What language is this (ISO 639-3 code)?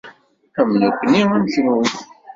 kab